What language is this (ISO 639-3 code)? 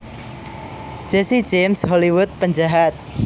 jav